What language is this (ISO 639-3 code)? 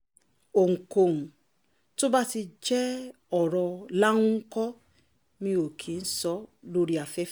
yor